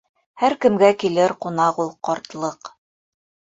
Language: Bashkir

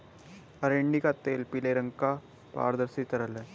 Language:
Hindi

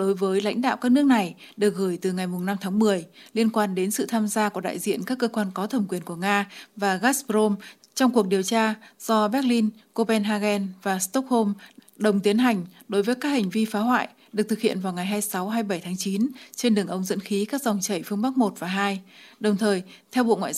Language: Vietnamese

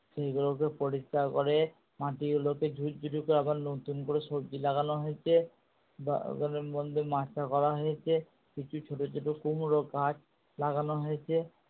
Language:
Bangla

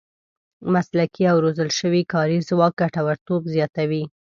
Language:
Pashto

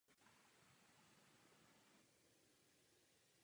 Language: Czech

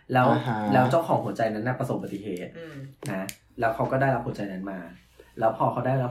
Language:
Thai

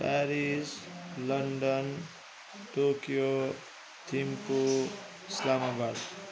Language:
Nepali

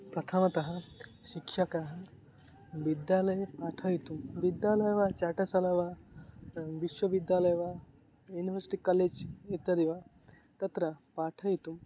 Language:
Sanskrit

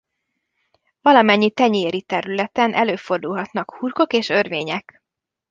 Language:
Hungarian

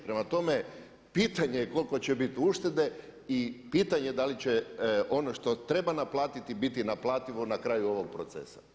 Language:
Croatian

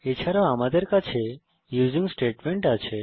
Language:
Bangla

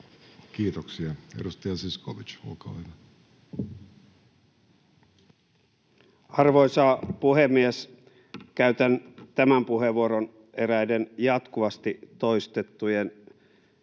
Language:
Finnish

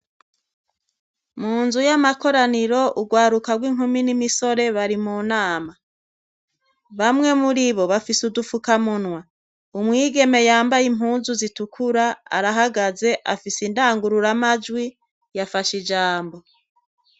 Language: Rundi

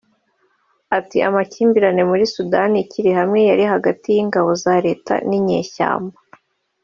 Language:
Kinyarwanda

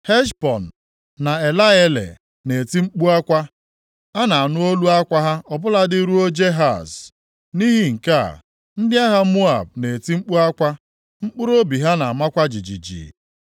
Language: Igbo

